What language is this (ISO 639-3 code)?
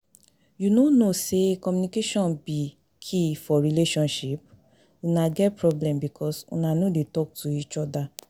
pcm